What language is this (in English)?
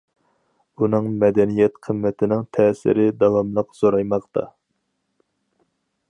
Uyghur